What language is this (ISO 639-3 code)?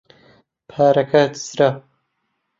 ckb